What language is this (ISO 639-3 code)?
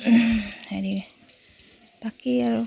asm